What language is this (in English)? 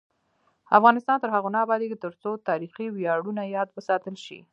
Pashto